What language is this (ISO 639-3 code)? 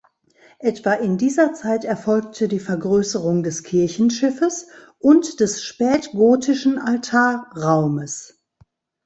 deu